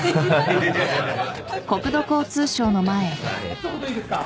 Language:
Japanese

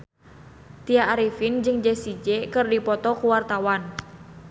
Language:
Sundanese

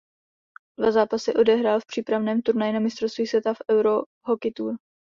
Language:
Czech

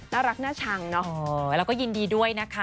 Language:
Thai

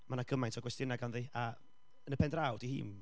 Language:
Welsh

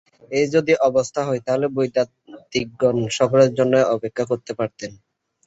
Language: Bangla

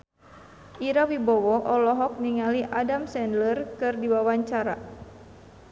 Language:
Sundanese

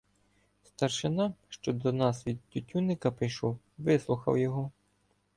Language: Ukrainian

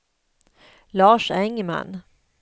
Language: Swedish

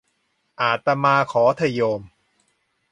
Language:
Thai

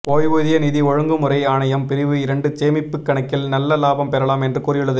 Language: Tamil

